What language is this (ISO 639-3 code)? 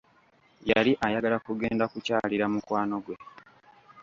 lug